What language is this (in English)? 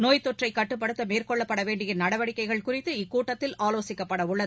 Tamil